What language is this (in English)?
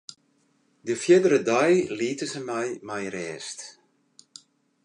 Western Frisian